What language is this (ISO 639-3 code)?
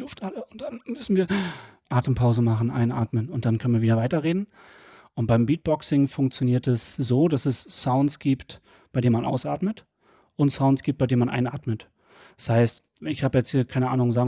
deu